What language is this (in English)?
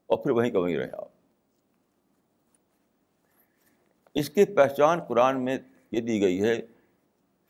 Urdu